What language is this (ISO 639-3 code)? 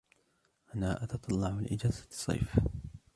ara